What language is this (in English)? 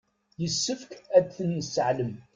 Kabyle